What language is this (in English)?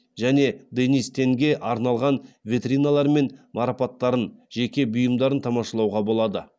Kazakh